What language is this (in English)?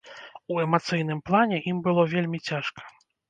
Belarusian